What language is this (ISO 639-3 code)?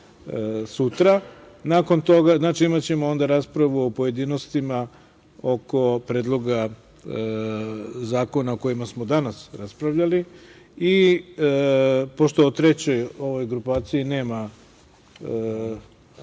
srp